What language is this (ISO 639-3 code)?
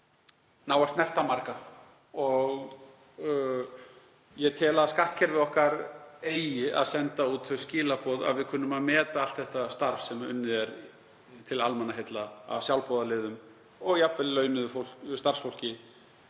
isl